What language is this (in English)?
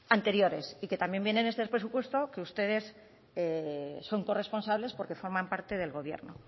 Spanish